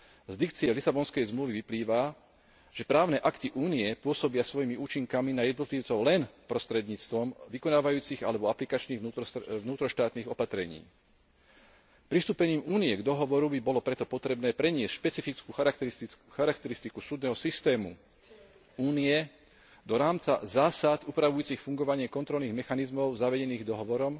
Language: Slovak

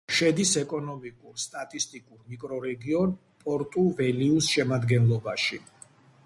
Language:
Georgian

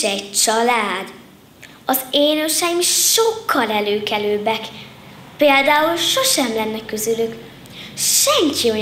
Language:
Hungarian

